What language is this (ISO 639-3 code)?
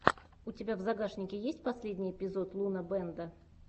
rus